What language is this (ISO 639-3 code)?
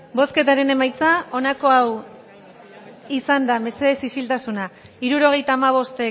eus